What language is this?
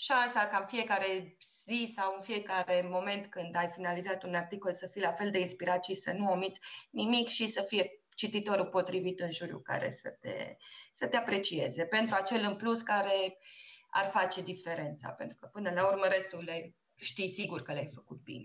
Romanian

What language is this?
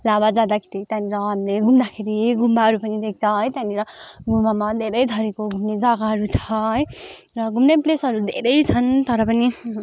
Nepali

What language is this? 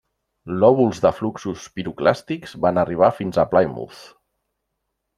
Catalan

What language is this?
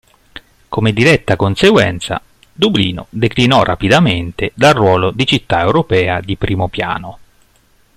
Italian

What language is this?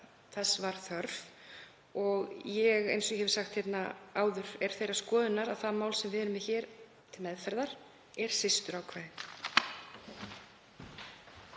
Icelandic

